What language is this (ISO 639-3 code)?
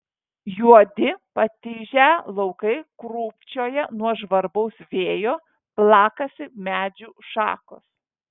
lit